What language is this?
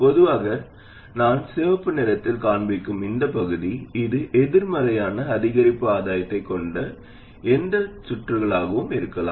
Tamil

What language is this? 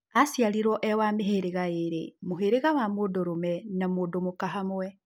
Kikuyu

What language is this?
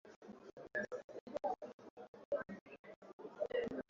Swahili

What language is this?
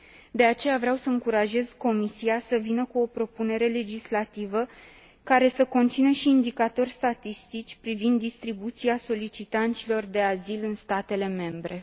Romanian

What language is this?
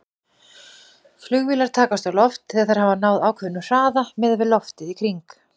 Icelandic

